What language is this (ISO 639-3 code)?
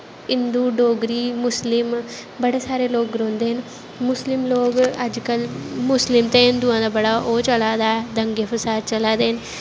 doi